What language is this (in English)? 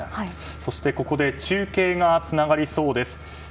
Japanese